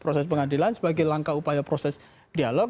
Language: Indonesian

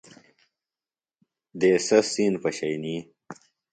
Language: Phalura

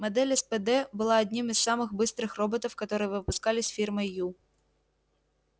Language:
Russian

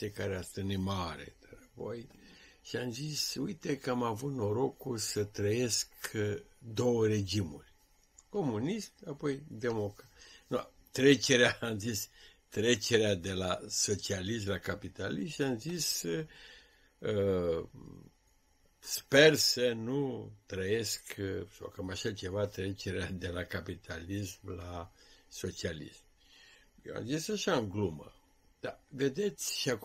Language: Romanian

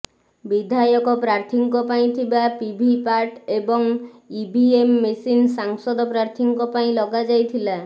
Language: Odia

